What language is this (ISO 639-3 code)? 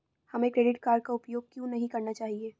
hin